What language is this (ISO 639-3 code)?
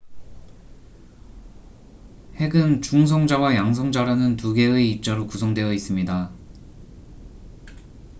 kor